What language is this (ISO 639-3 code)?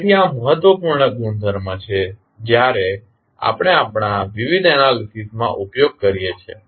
guj